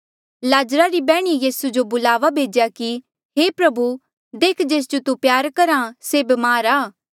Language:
Mandeali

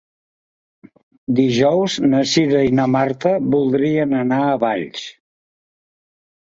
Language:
Catalan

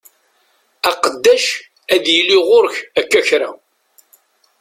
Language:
Kabyle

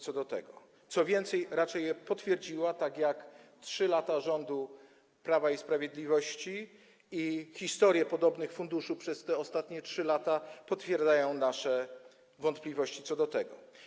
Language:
Polish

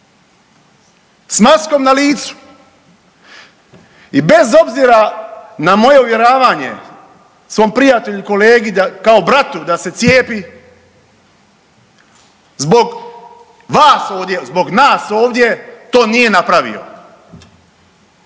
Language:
Croatian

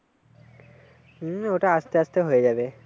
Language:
Bangla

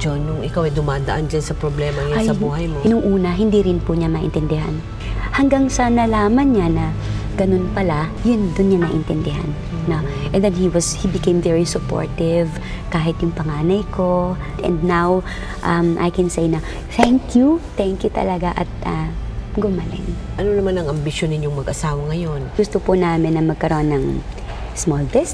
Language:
Filipino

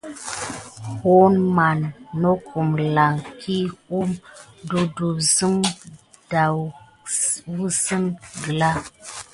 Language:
Gidar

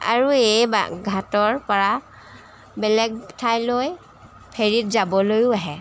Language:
Assamese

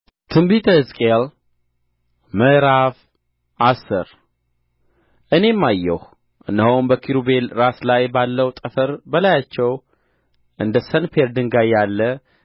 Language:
Amharic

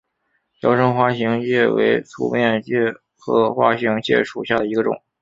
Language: Chinese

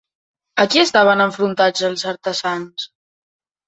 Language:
Catalan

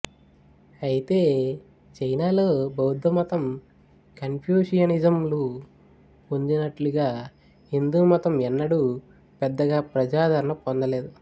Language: Telugu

